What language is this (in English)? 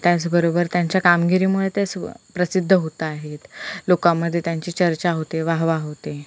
Marathi